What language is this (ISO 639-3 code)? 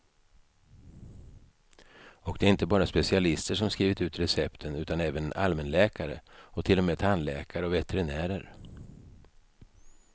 swe